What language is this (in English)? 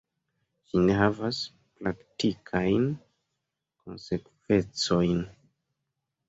Esperanto